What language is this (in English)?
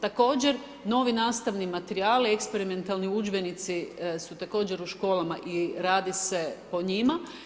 Croatian